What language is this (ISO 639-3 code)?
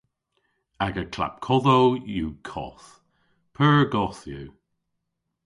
cor